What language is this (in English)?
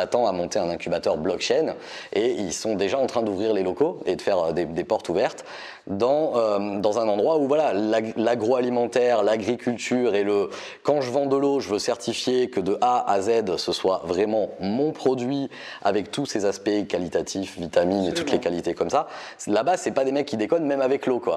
French